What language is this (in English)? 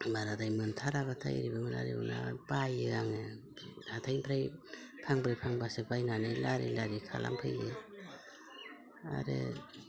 Bodo